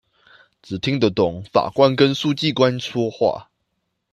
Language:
Chinese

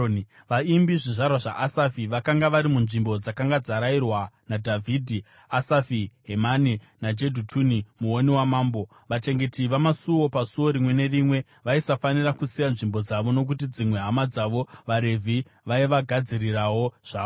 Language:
Shona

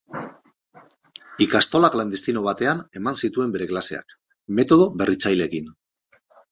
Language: Basque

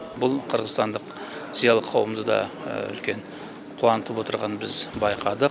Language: Kazakh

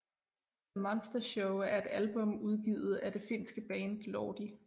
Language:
Danish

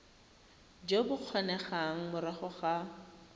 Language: Tswana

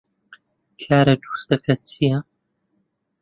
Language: Central Kurdish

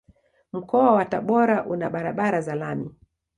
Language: Swahili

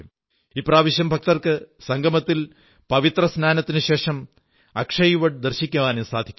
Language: Malayalam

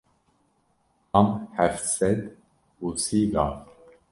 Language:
Kurdish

